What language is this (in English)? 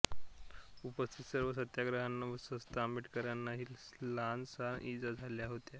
Marathi